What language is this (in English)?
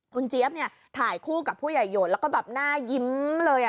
Thai